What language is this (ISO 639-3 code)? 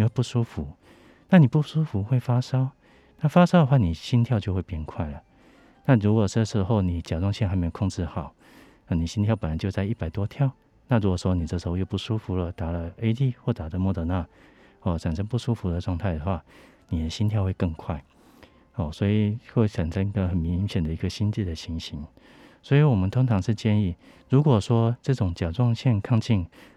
zho